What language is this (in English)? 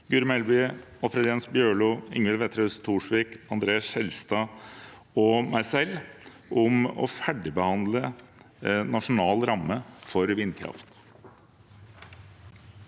Norwegian